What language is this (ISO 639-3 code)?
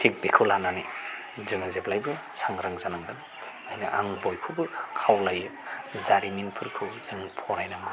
brx